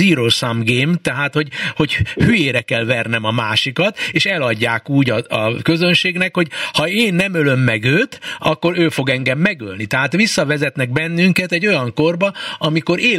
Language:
Hungarian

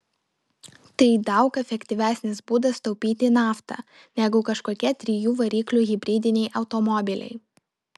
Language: Lithuanian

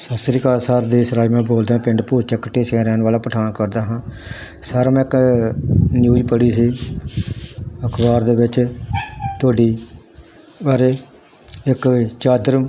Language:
Punjabi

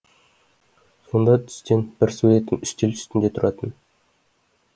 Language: Kazakh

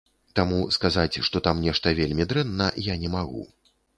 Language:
Belarusian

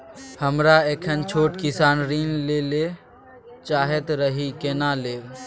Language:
Maithili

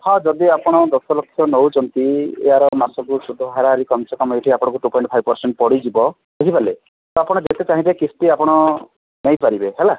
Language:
Odia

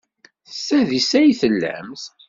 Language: Kabyle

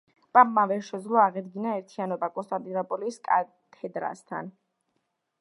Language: Georgian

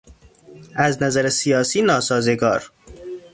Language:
Persian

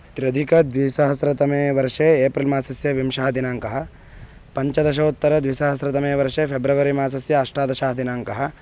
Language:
Sanskrit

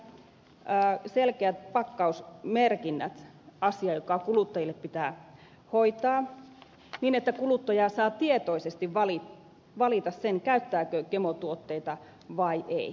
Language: Finnish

